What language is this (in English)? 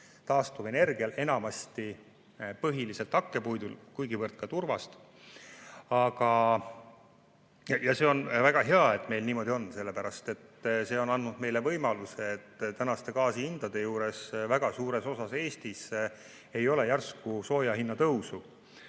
Estonian